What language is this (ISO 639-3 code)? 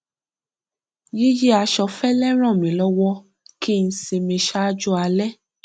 yor